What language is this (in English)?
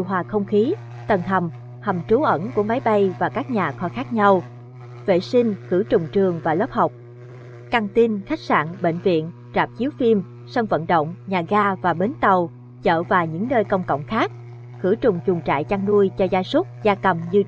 Vietnamese